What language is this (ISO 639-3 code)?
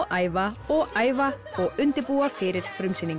isl